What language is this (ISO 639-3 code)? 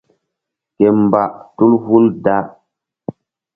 mdd